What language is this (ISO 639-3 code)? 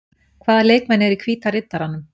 isl